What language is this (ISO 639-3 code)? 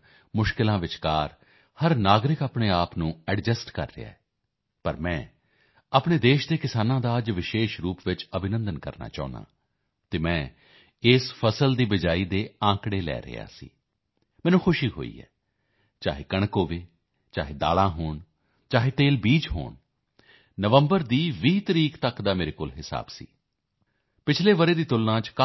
pan